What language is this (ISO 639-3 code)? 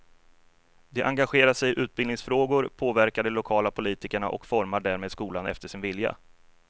swe